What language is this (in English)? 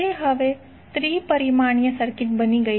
Gujarati